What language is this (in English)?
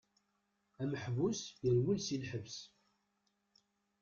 Kabyle